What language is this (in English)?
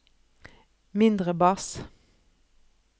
Norwegian